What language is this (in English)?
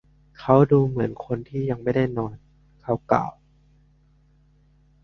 Thai